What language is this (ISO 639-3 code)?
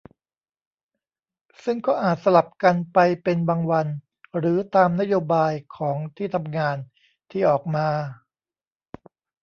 tha